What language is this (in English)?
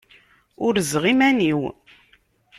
Kabyle